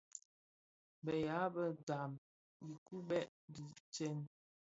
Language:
Bafia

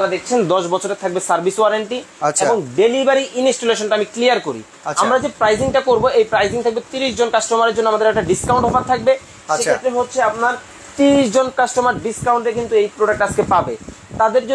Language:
Bangla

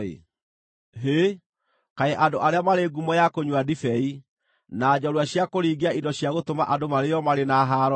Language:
Kikuyu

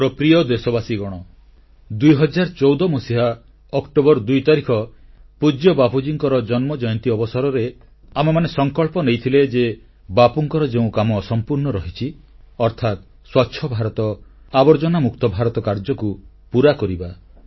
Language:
Odia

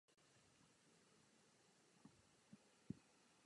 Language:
Czech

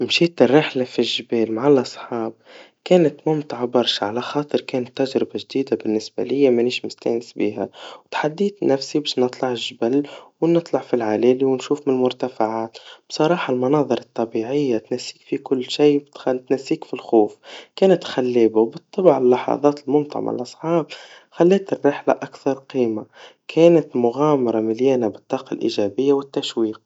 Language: Tunisian Arabic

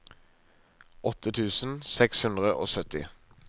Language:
Norwegian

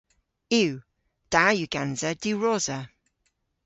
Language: Cornish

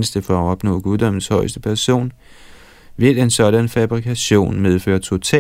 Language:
Danish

